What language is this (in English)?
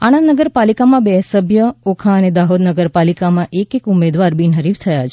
Gujarati